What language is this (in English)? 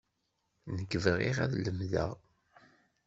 Kabyle